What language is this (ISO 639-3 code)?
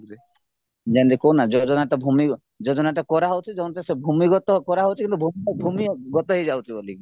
ori